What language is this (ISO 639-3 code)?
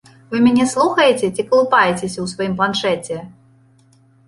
bel